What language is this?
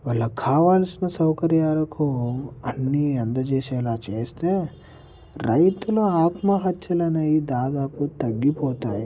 Telugu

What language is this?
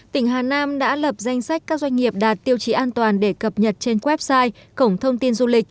Vietnamese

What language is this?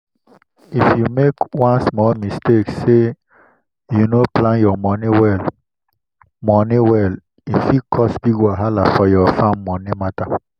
Nigerian Pidgin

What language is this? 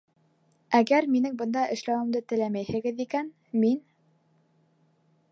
Bashkir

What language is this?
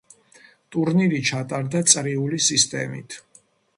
Georgian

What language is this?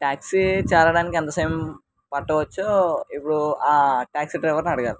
Telugu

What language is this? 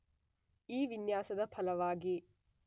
Kannada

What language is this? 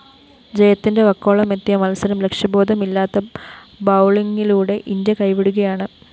Malayalam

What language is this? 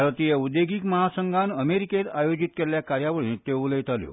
Konkani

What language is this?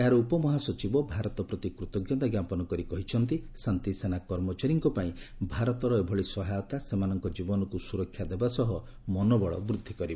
Odia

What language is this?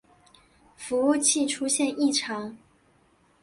Chinese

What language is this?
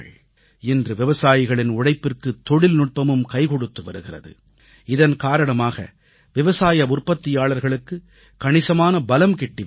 Tamil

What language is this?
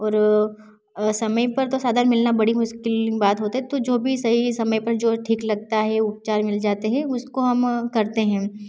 Hindi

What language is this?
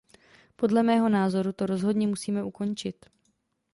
Czech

